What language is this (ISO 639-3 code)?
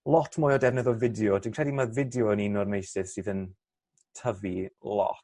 cym